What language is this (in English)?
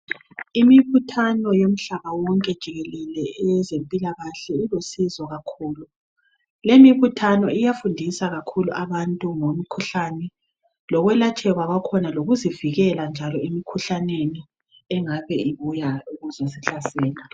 North Ndebele